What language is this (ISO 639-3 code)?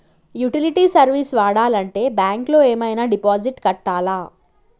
tel